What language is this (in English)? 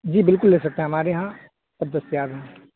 Urdu